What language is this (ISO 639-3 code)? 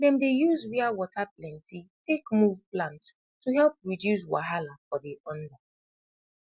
pcm